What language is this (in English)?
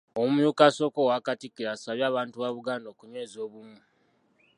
Ganda